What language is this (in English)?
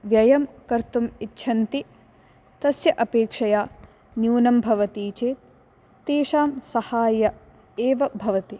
Sanskrit